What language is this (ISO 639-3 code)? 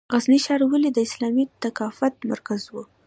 pus